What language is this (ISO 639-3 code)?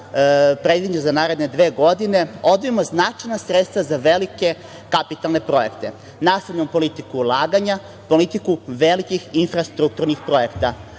srp